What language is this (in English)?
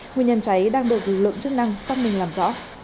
Vietnamese